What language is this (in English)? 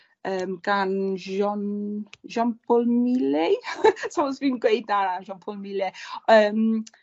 Welsh